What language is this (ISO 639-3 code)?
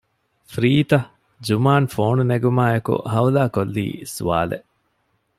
div